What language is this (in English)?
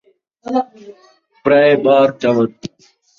Saraiki